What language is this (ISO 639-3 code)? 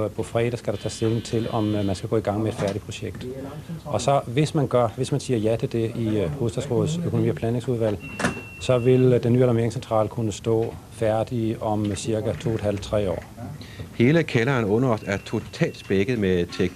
dan